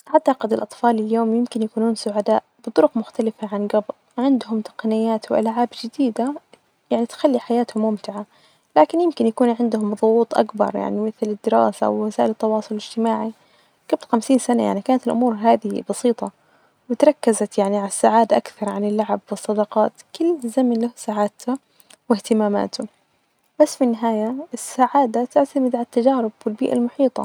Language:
Najdi Arabic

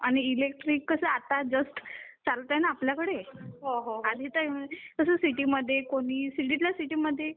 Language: Marathi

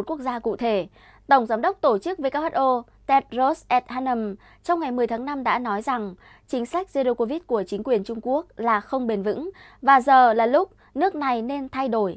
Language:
Vietnamese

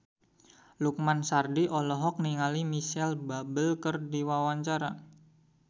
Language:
Sundanese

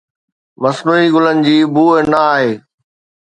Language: Sindhi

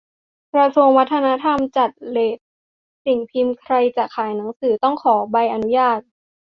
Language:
Thai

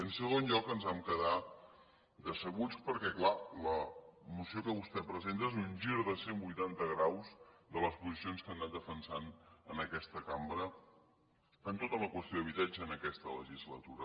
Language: Catalan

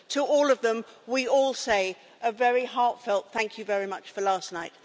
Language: English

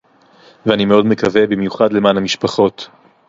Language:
Hebrew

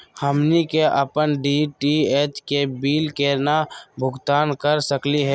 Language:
Magahi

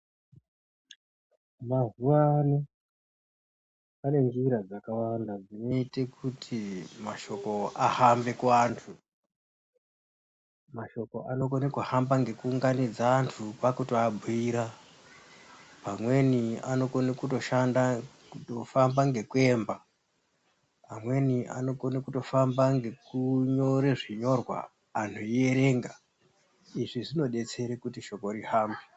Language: Ndau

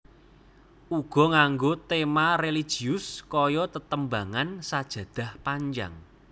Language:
Javanese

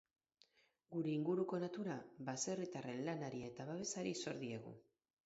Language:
Basque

